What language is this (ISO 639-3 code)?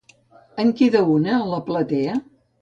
cat